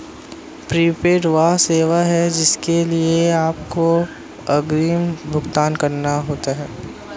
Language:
Hindi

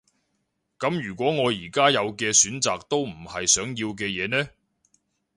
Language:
Cantonese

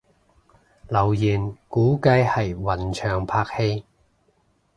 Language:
Cantonese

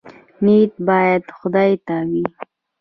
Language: Pashto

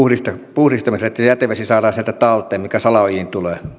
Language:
Finnish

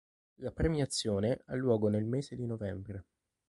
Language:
Italian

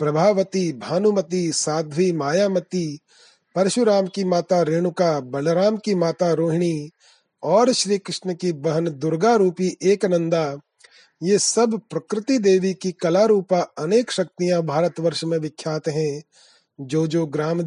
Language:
Hindi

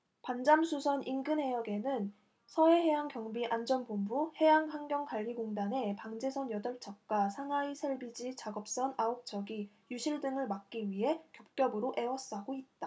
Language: Korean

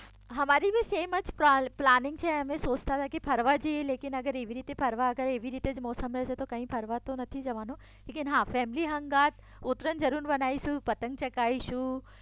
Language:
Gujarati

